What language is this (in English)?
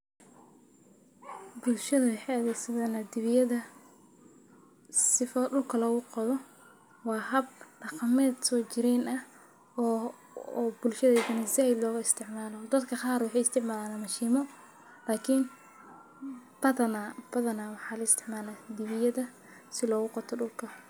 Somali